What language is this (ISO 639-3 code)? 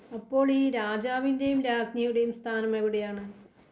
mal